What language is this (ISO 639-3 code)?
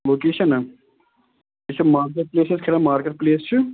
kas